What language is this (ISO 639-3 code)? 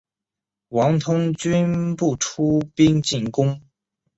zho